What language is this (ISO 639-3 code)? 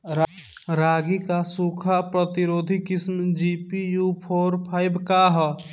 bho